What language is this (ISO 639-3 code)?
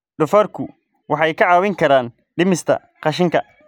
som